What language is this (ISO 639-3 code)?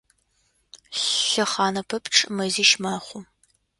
ady